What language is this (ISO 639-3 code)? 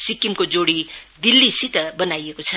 nep